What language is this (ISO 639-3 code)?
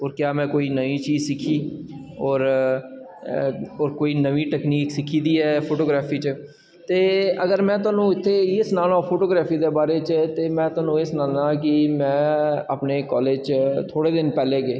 doi